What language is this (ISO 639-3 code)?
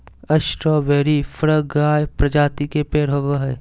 mag